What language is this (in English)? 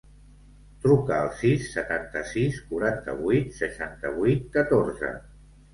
Catalan